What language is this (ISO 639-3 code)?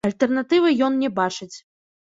bel